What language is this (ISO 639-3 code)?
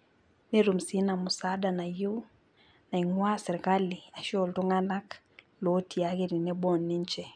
mas